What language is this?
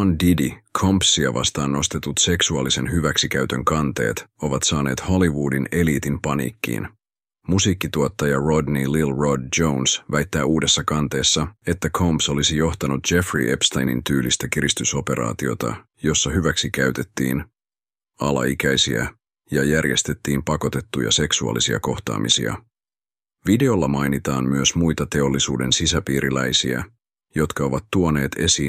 Finnish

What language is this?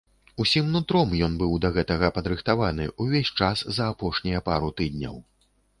Belarusian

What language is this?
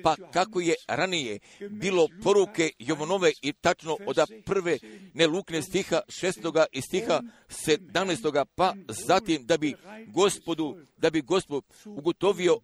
Croatian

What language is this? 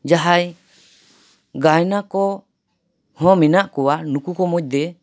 Santali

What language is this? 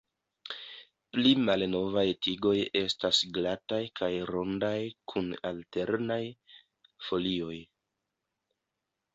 Esperanto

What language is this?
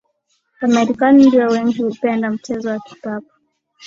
Swahili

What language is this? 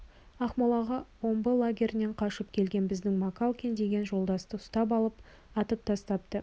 Kazakh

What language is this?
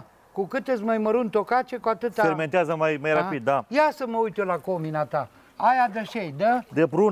Romanian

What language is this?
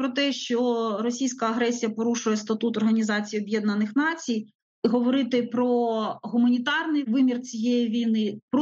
Ukrainian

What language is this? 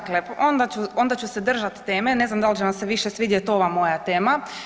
Croatian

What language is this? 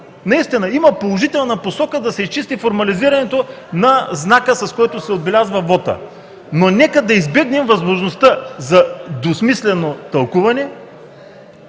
Bulgarian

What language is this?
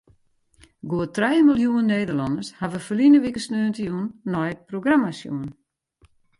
Western Frisian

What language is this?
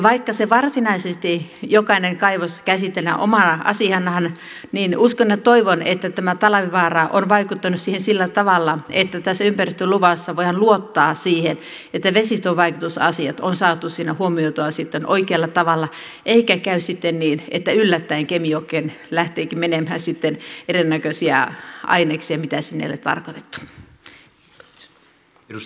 Finnish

